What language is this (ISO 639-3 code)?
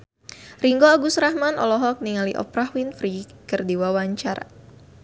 sun